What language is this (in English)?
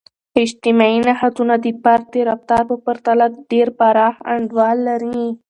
Pashto